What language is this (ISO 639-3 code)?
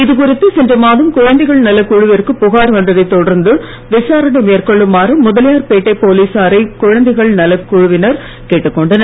tam